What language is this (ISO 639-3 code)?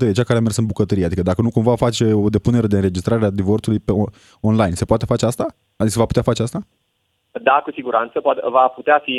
ron